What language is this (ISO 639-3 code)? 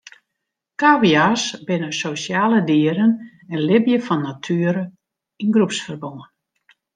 fry